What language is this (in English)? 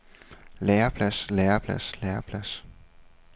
Danish